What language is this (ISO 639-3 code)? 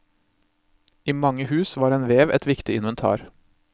nor